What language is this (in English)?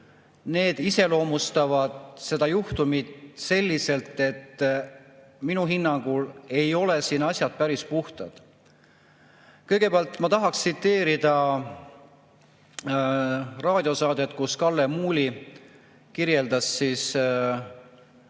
Estonian